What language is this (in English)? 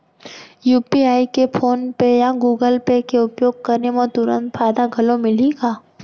Chhattisgarhi